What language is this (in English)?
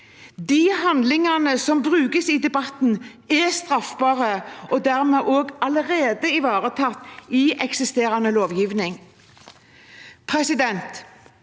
Norwegian